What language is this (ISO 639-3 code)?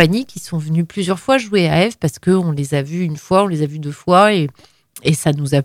fra